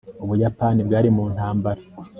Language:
Kinyarwanda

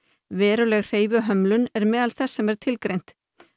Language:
Icelandic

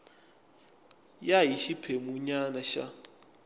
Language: Tsonga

